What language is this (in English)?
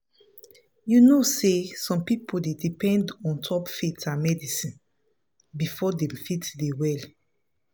Nigerian Pidgin